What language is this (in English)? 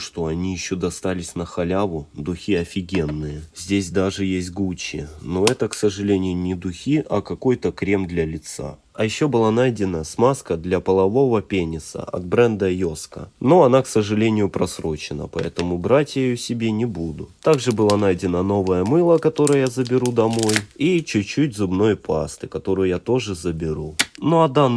Russian